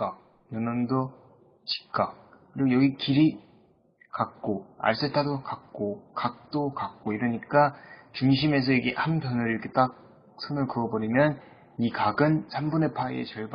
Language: Korean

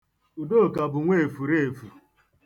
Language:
Igbo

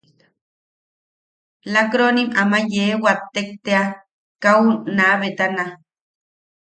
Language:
Yaqui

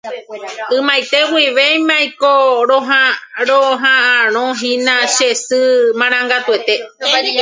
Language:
Guarani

